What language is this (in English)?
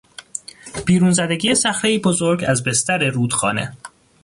Persian